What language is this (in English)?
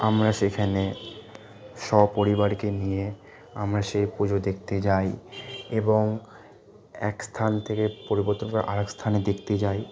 Bangla